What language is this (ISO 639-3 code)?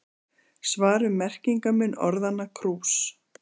isl